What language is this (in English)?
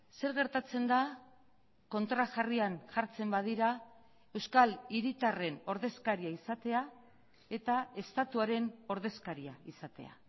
Basque